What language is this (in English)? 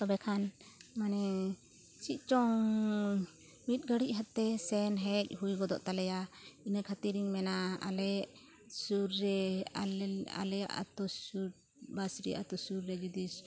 Santali